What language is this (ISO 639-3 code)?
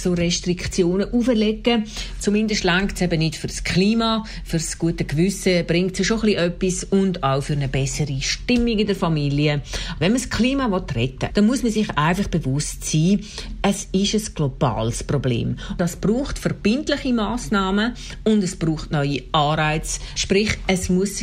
deu